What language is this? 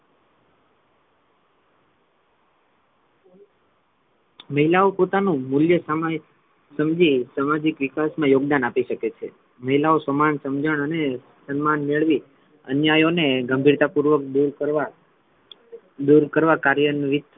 Gujarati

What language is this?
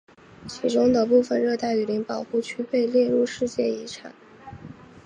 Chinese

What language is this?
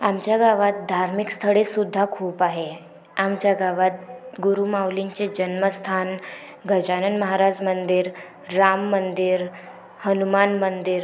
Marathi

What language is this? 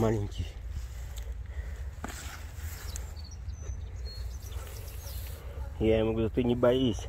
Russian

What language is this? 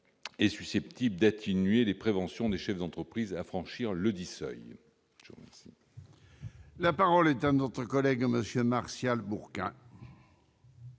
French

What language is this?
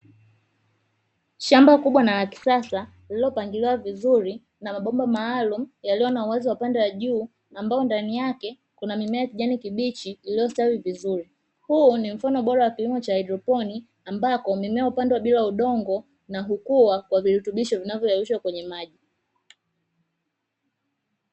Swahili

